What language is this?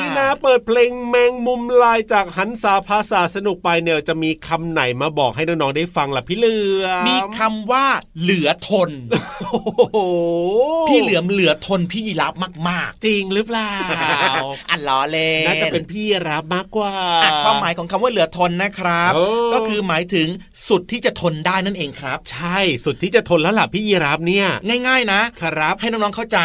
Thai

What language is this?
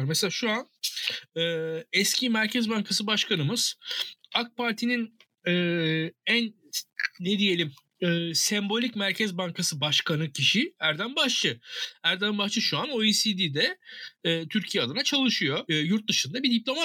Turkish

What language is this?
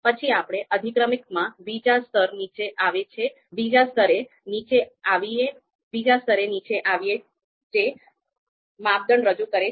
Gujarati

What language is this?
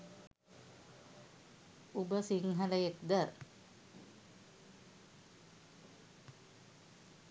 Sinhala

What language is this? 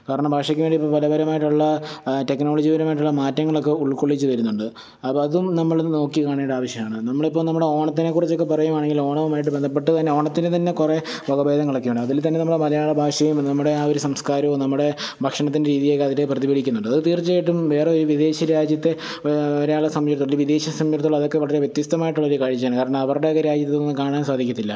Malayalam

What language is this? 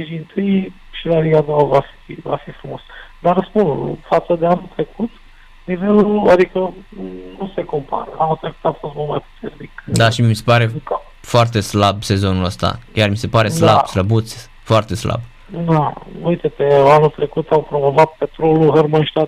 Romanian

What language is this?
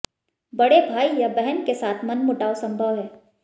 Hindi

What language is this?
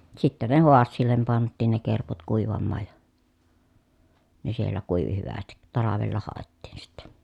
Finnish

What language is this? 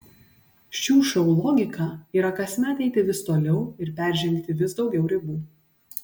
Lithuanian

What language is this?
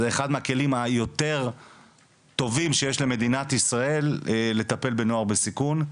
Hebrew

